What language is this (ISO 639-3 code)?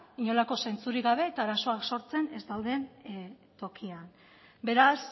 eus